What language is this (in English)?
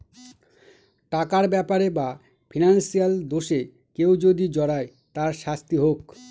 Bangla